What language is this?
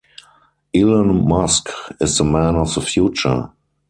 English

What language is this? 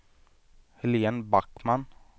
Swedish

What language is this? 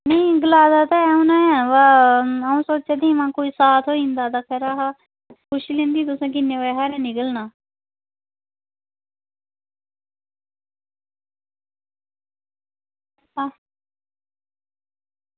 Dogri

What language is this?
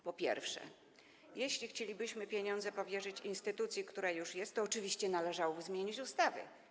Polish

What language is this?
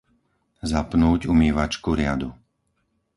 Slovak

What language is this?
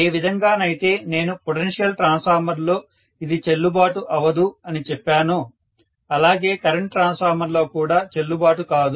Telugu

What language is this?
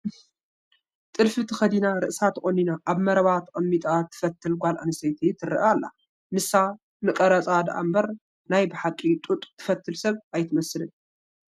Tigrinya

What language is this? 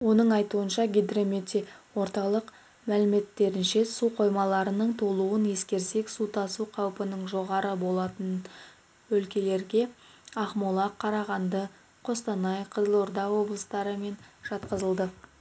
Kazakh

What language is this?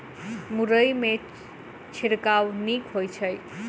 Maithili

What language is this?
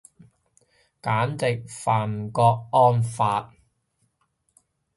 Cantonese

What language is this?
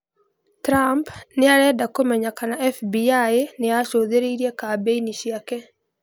Kikuyu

